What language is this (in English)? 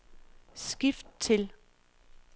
Danish